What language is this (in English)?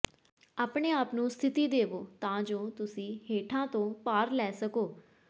Punjabi